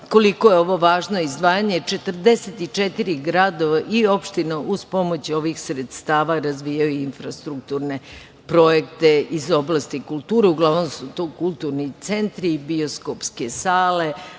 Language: Serbian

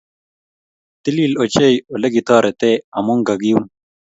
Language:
Kalenjin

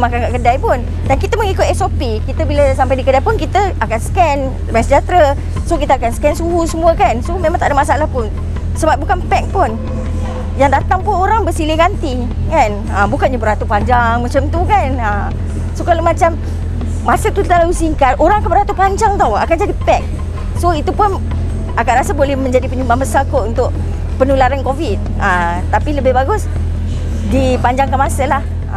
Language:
Malay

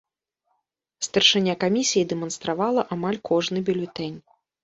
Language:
Belarusian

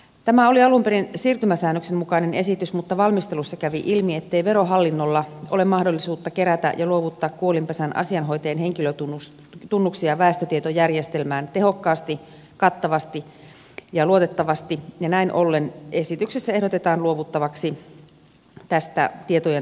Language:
Finnish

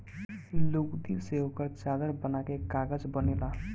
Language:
Bhojpuri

